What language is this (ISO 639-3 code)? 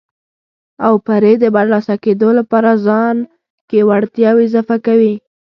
pus